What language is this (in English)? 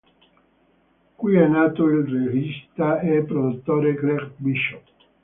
Italian